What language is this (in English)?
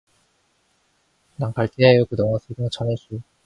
Korean